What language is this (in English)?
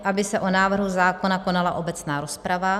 Czech